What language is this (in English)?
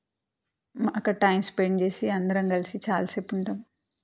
Telugu